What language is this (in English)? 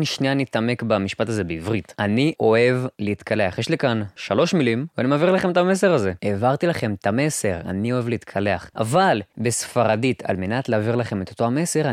Hebrew